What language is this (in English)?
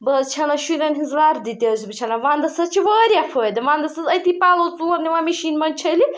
Kashmiri